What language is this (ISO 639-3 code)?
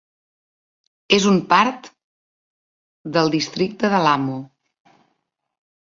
cat